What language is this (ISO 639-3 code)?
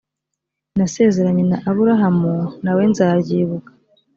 kin